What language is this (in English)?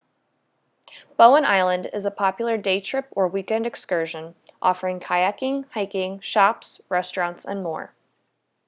English